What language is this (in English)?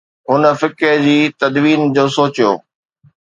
Sindhi